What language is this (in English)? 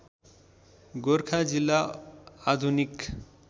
Nepali